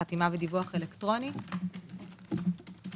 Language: Hebrew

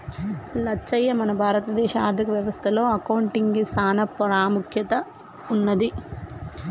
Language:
Telugu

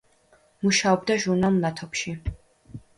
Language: Georgian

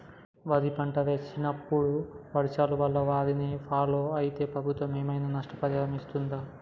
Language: Telugu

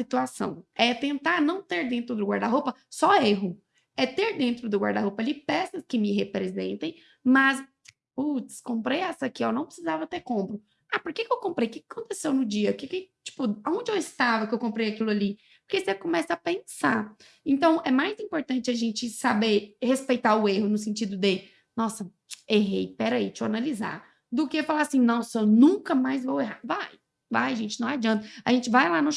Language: Portuguese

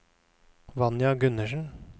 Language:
Norwegian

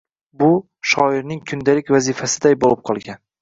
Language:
Uzbek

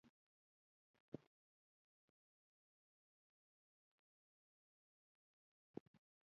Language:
Pashto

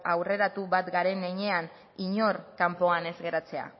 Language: Basque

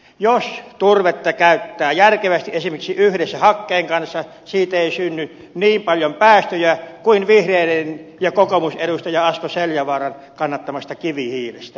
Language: Finnish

